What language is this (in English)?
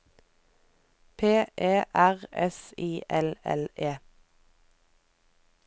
Norwegian